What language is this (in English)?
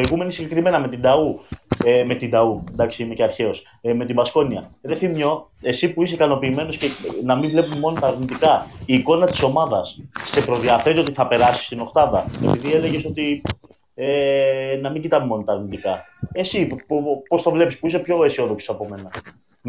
Greek